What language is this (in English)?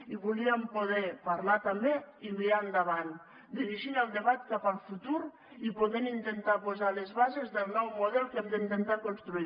Catalan